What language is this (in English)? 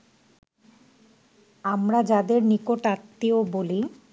Bangla